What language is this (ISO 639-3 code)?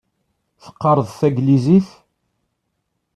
kab